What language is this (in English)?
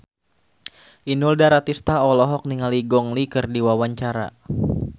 Sundanese